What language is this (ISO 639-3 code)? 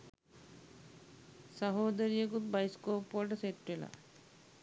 sin